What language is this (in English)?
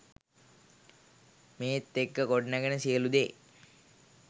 Sinhala